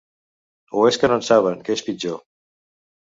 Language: Catalan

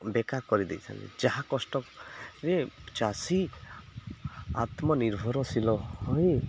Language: Odia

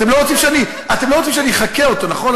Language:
Hebrew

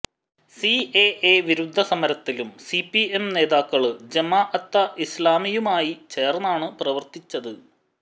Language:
Malayalam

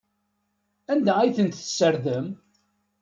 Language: Kabyle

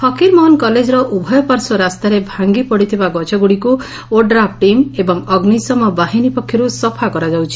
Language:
Odia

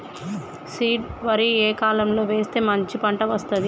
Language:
Telugu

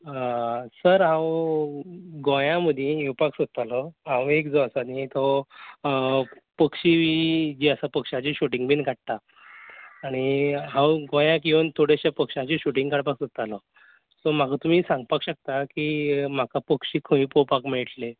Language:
Konkani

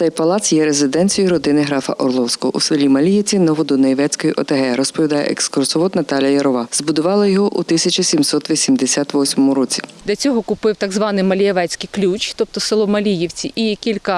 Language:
Ukrainian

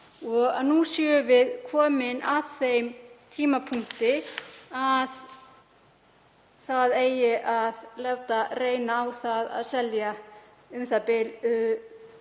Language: Icelandic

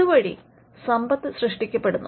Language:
Malayalam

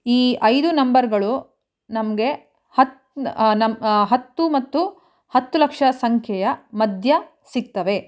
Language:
Kannada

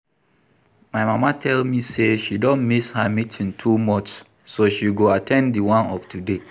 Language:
Nigerian Pidgin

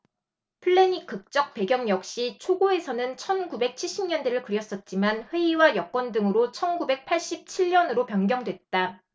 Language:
Korean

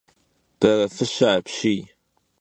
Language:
Kabardian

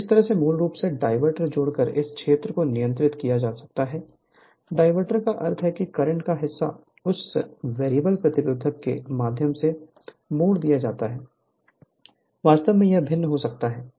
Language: Hindi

